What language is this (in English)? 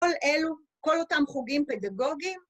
Hebrew